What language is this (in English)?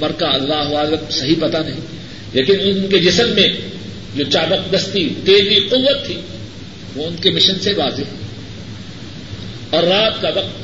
Urdu